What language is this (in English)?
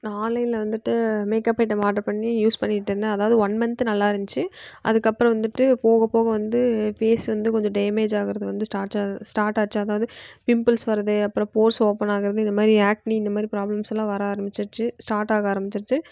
Tamil